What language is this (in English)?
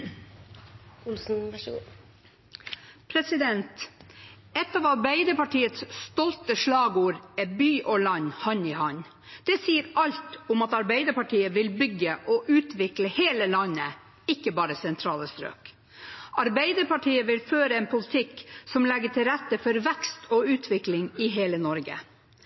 Norwegian Bokmål